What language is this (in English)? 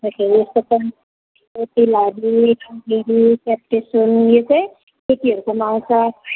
Nepali